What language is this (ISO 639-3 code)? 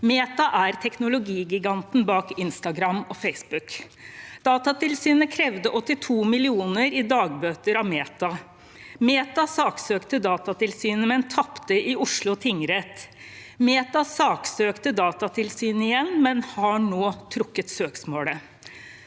nor